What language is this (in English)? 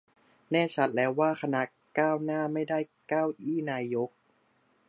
Thai